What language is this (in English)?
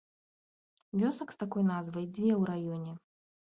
Belarusian